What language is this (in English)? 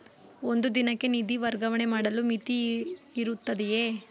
Kannada